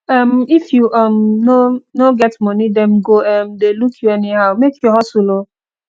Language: Nigerian Pidgin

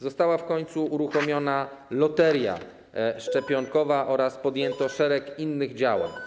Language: Polish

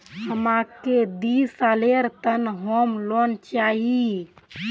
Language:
Magahi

